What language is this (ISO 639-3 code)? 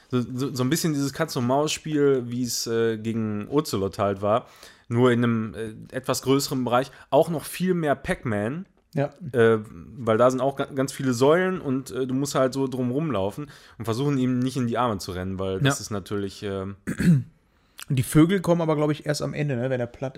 deu